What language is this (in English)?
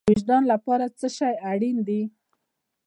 Pashto